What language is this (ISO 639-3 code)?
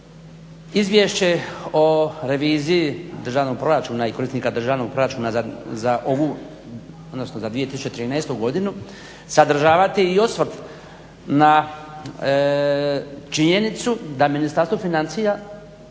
hrv